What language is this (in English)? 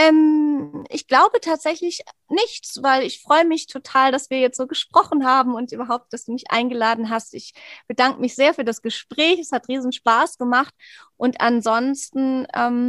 German